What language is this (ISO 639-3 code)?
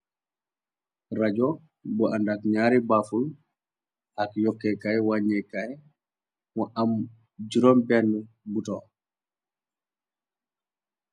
wol